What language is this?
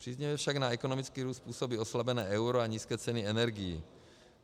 Czech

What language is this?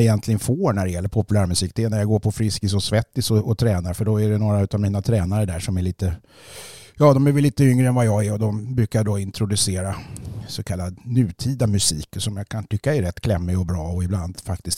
Swedish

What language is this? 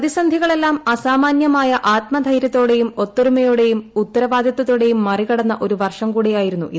Malayalam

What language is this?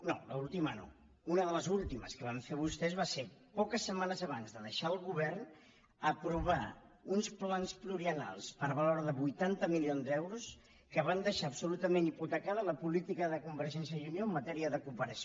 Catalan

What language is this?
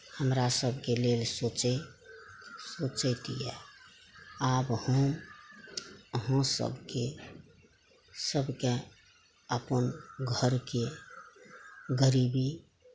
Maithili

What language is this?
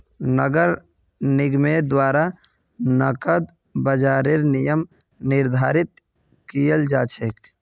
Magahi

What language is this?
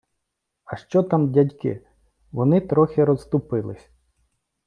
Ukrainian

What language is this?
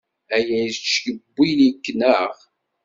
Kabyle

